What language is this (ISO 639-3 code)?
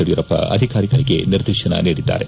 kan